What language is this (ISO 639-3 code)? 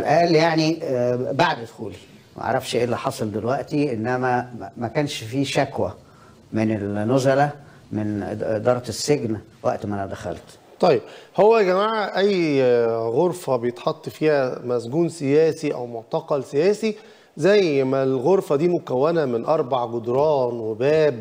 ara